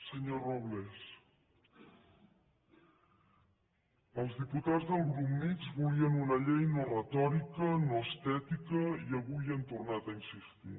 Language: Catalan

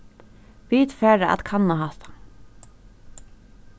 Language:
Faroese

